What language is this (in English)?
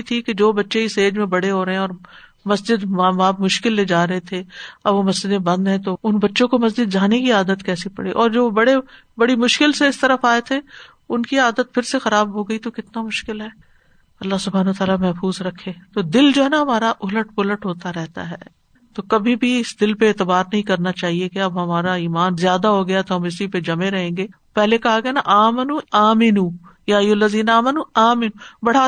Urdu